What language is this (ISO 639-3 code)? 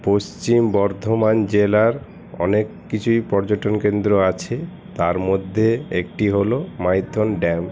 ben